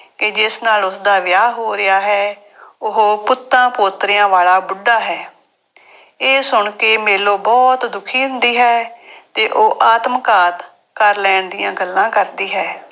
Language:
Punjabi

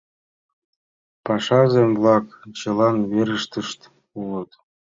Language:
Mari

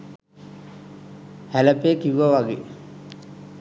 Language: Sinhala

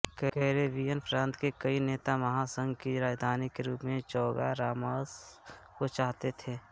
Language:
Hindi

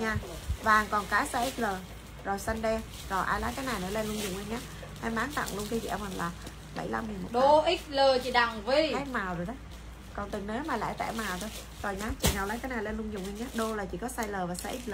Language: Vietnamese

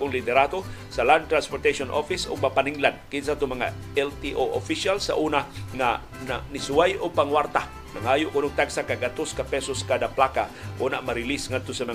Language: Filipino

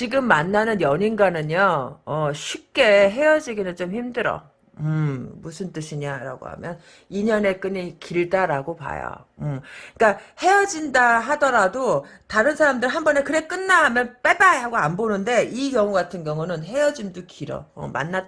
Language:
Korean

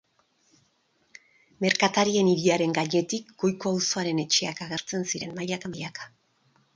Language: Basque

